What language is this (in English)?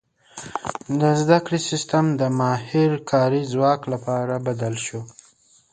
Pashto